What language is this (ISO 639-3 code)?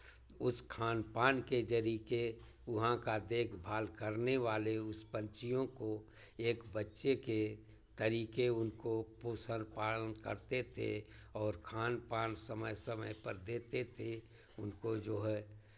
hin